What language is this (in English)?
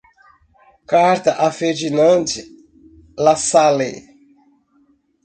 Portuguese